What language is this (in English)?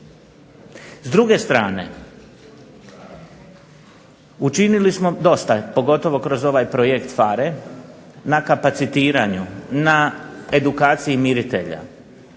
Croatian